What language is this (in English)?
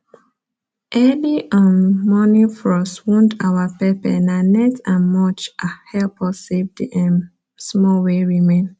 Nigerian Pidgin